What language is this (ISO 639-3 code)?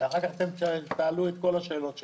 heb